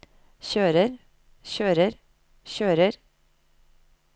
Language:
Norwegian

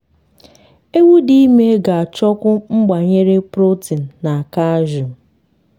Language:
Igbo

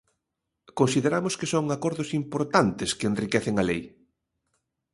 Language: Galician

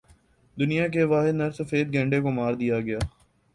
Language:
Urdu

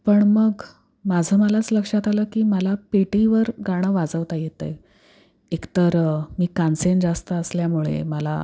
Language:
Marathi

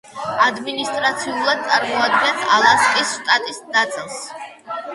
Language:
Georgian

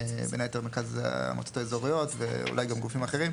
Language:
Hebrew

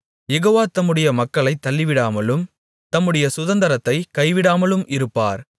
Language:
Tamil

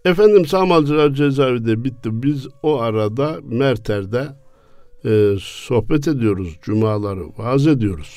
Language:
Turkish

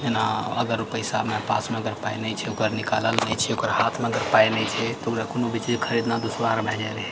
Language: Maithili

